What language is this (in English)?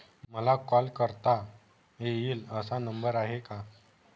Marathi